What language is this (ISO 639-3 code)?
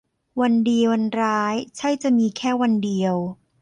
tha